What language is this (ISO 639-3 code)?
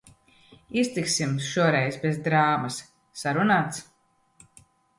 lav